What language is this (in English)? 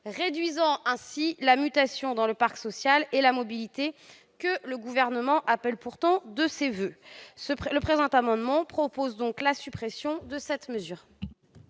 French